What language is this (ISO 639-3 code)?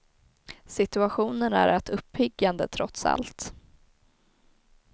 swe